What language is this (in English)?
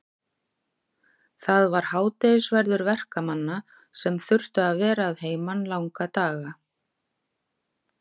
Icelandic